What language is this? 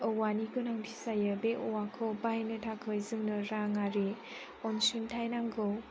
Bodo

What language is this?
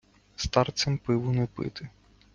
Ukrainian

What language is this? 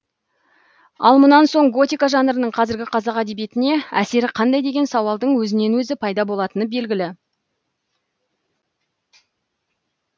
Kazakh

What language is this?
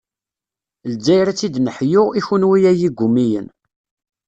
Kabyle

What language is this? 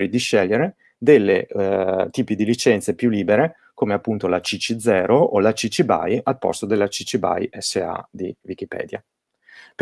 Italian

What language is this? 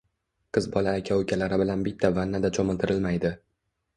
Uzbek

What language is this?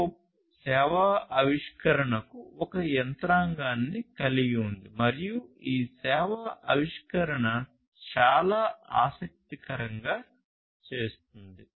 Telugu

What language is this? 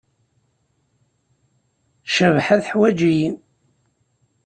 Kabyle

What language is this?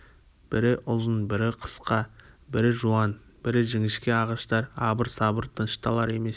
Kazakh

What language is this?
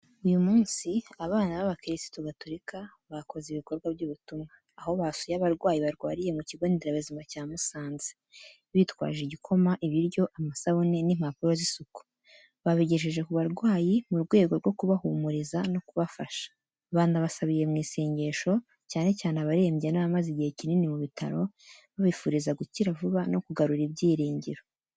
Kinyarwanda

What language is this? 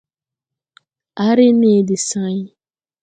Tupuri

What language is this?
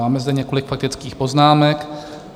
Czech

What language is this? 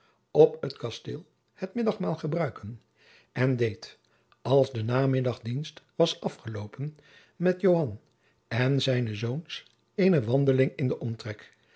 Dutch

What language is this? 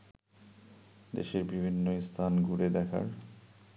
Bangla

